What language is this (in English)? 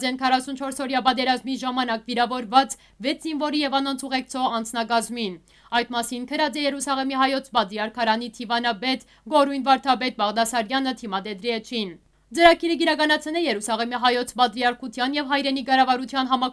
Turkish